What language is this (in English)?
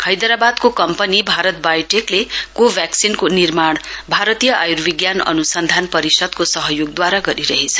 Nepali